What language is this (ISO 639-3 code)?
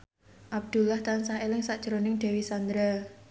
jav